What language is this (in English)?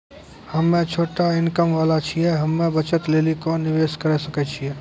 Maithili